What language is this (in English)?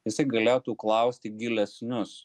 Lithuanian